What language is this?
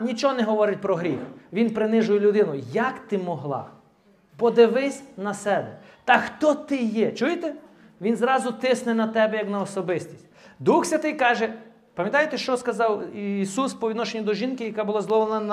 Ukrainian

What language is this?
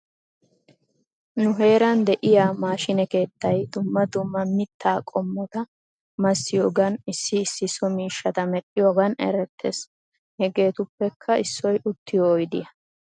Wolaytta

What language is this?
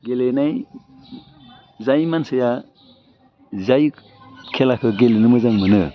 Bodo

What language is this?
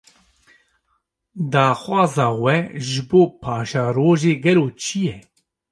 Kurdish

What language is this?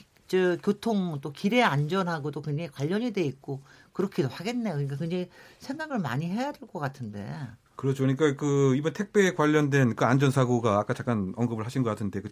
Korean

